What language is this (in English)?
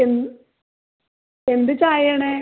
Malayalam